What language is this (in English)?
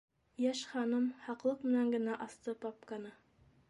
Bashkir